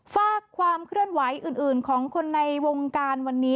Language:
Thai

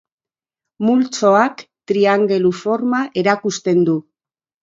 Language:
Basque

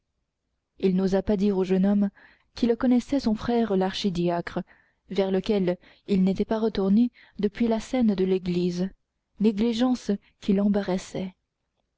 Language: French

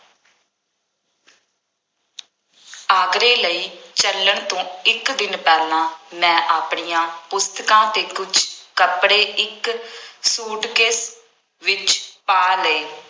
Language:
Punjabi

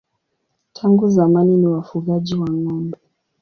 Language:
Swahili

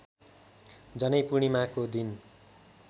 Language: Nepali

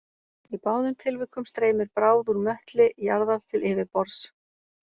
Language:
Icelandic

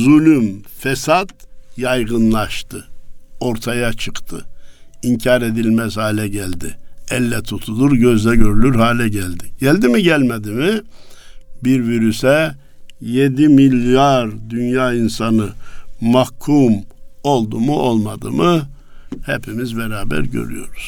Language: Turkish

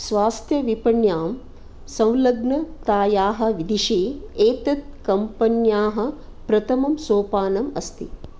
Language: Sanskrit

